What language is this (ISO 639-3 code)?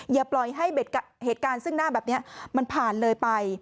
tha